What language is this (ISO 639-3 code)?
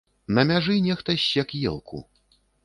bel